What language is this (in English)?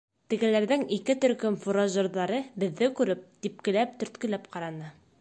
Bashkir